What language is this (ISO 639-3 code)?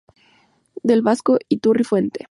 spa